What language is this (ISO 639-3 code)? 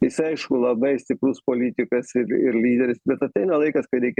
lit